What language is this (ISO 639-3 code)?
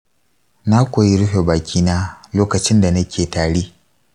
hau